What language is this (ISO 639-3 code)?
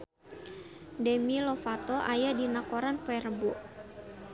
sun